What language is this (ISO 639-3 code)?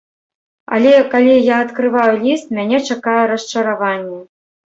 bel